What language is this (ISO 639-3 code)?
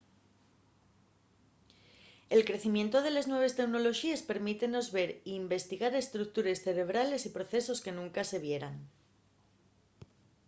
ast